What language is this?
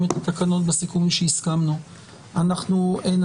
Hebrew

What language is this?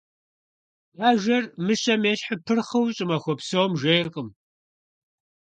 Kabardian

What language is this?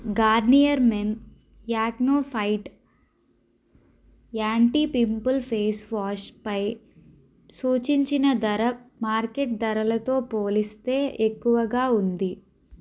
Telugu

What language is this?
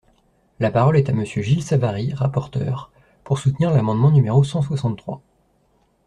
French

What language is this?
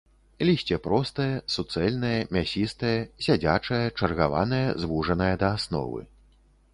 Belarusian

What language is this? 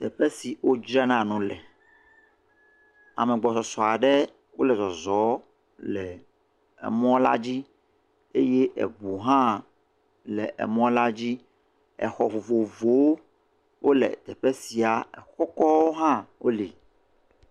Ewe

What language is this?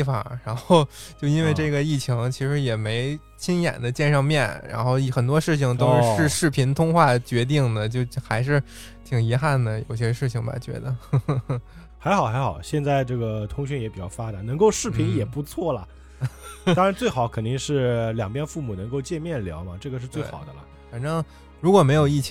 Chinese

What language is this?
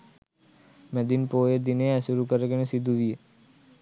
Sinhala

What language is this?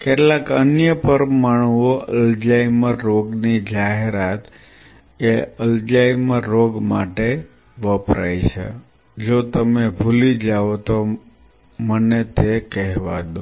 Gujarati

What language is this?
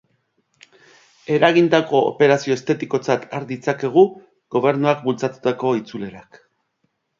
Basque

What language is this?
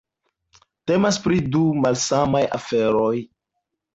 Esperanto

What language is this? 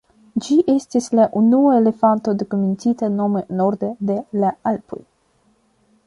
Esperanto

